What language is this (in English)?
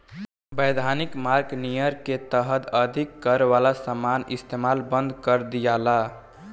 Bhojpuri